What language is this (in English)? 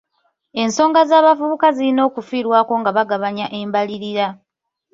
Ganda